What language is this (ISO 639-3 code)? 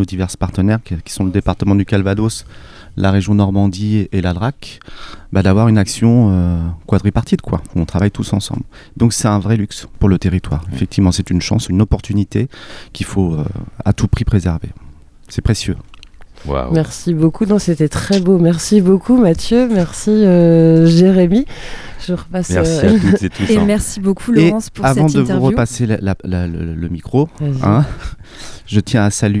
fra